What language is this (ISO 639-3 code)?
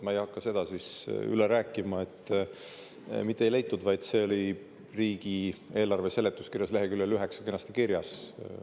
est